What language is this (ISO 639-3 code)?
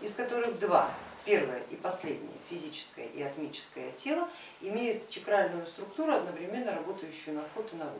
rus